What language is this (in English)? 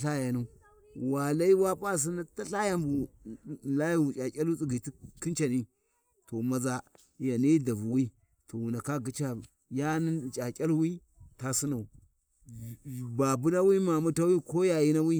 Warji